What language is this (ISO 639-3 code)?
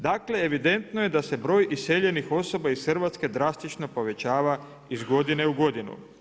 hrv